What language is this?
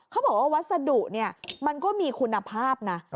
Thai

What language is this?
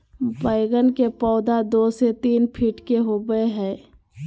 Magahi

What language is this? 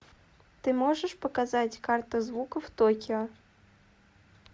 Russian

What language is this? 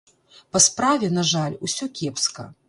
Belarusian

